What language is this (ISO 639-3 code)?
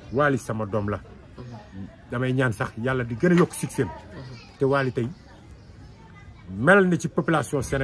ara